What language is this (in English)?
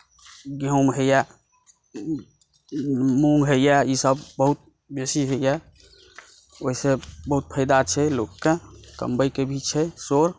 Maithili